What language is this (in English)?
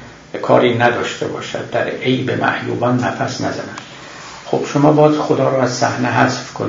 Persian